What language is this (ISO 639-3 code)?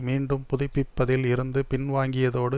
tam